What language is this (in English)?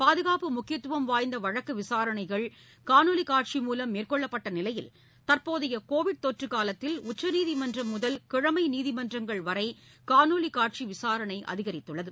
Tamil